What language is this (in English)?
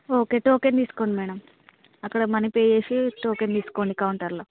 Telugu